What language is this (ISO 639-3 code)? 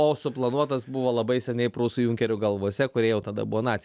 lit